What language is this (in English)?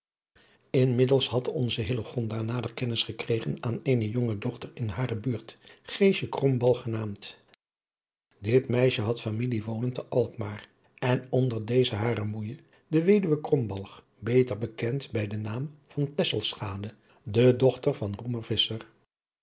Dutch